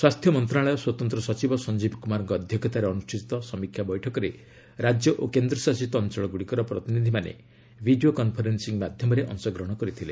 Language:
Odia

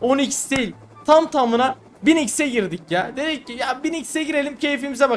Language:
Turkish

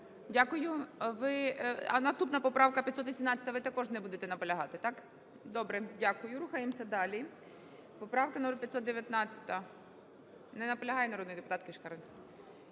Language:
Ukrainian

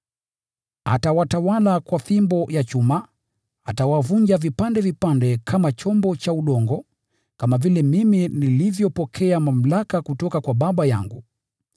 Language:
Swahili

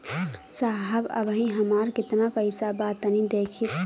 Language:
Bhojpuri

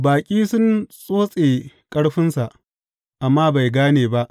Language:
Hausa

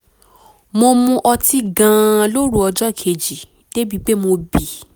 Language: Yoruba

